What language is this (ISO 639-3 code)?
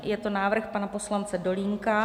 ces